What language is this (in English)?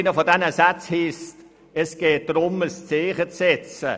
Swiss German